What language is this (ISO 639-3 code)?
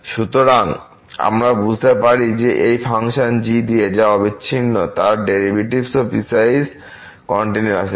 ben